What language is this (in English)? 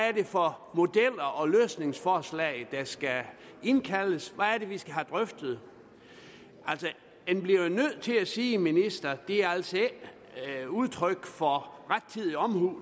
Danish